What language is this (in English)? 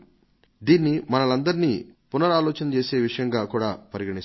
Telugu